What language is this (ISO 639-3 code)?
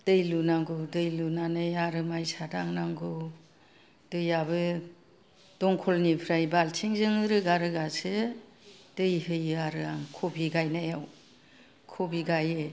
brx